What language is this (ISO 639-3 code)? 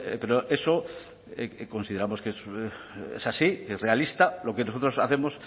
spa